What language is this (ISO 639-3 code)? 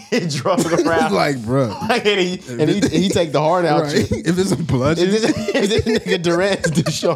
eng